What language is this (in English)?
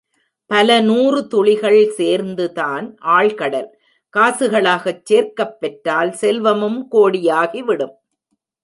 Tamil